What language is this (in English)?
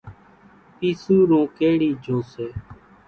Kachi Koli